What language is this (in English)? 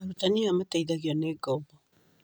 Kikuyu